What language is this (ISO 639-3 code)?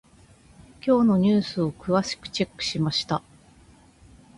jpn